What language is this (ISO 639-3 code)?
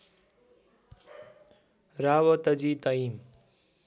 nep